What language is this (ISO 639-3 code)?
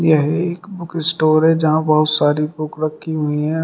hin